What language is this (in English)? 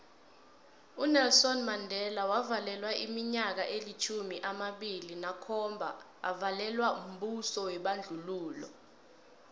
South Ndebele